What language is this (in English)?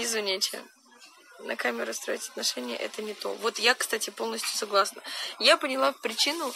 Russian